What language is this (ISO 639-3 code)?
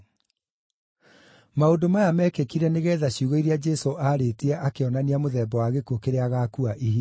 kik